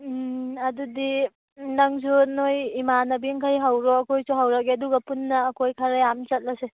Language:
Manipuri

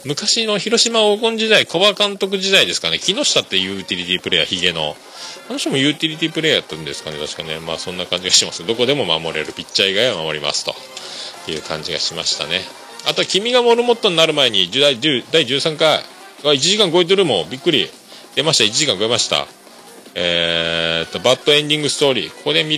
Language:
Japanese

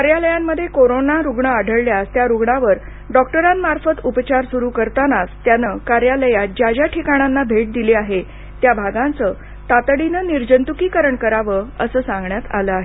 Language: Marathi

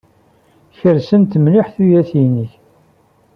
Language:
Kabyle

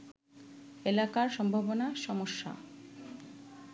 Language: Bangla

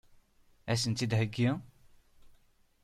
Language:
Kabyle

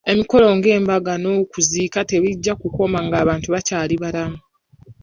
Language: Ganda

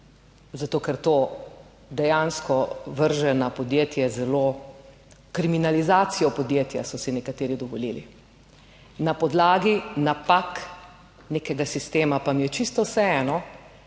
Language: Slovenian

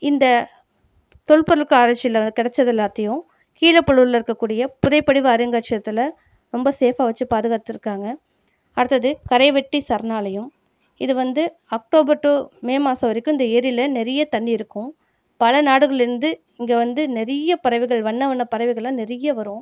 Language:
Tamil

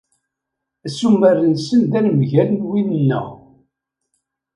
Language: Kabyle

